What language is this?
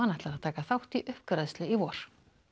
Icelandic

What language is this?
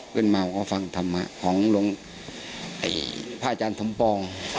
Thai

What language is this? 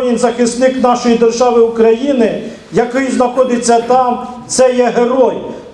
Ukrainian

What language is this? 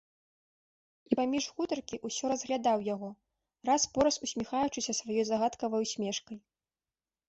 Belarusian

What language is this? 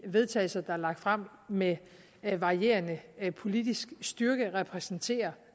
Danish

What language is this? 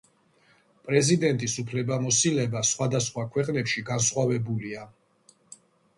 Georgian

